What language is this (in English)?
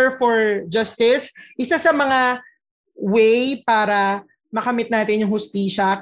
Filipino